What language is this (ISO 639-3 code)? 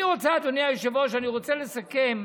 heb